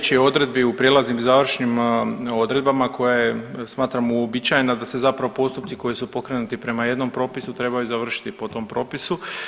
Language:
Croatian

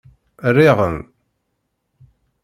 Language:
Kabyle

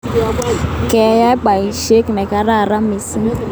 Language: Kalenjin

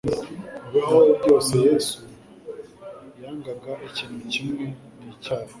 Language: Kinyarwanda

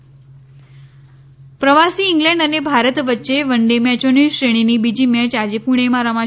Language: Gujarati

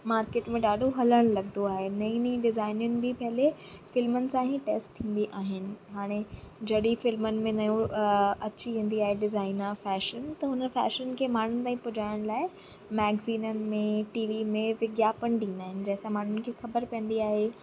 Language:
Sindhi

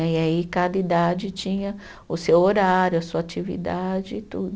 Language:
Portuguese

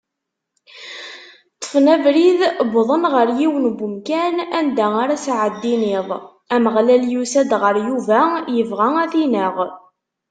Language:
Kabyle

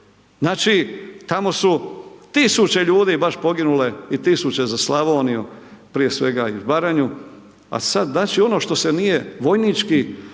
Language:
Croatian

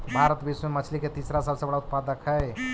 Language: Magahi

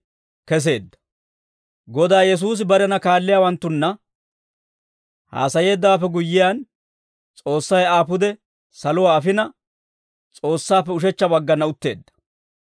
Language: Dawro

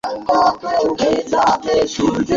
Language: Bangla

